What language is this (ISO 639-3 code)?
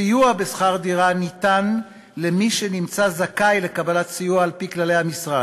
heb